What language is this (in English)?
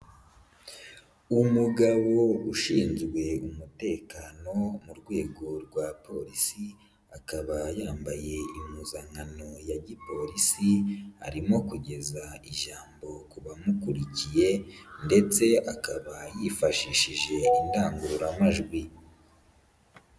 Kinyarwanda